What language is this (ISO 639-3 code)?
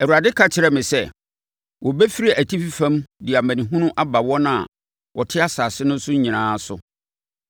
aka